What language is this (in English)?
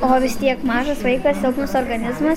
Lithuanian